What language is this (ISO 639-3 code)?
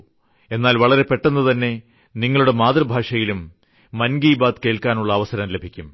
mal